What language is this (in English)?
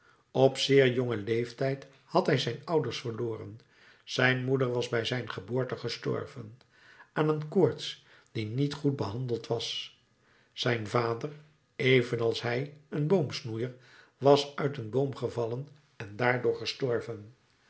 Dutch